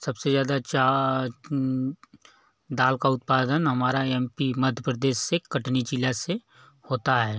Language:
Hindi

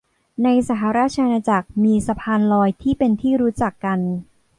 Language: Thai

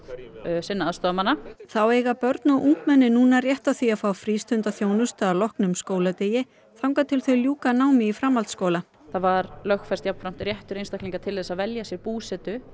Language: Icelandic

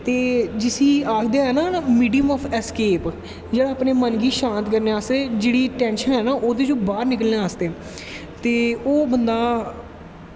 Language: Dogri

